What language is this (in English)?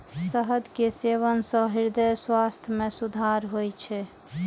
Maithili